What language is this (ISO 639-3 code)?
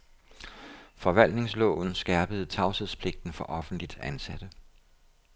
dan